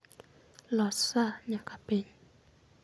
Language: Luo (Kenya and Tanzania)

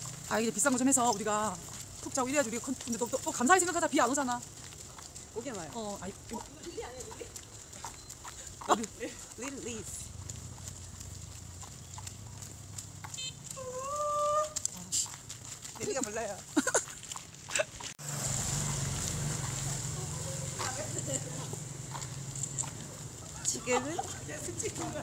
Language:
Korean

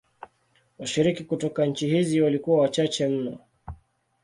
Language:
Swahili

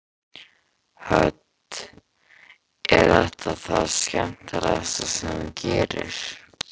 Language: Icelandic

